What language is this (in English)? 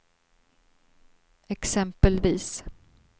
Swedish